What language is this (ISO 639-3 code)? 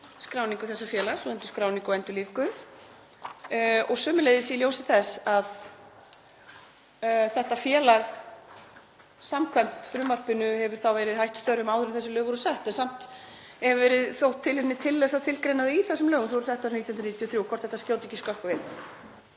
isl